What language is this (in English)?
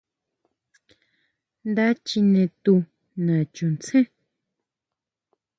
Huautla Mazatec